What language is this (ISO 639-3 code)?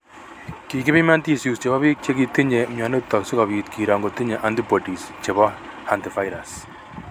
kln